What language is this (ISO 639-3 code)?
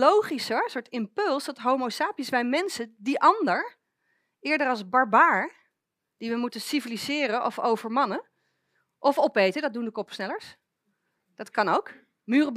nld